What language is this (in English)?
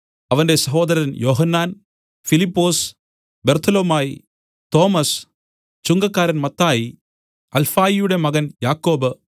Malayalam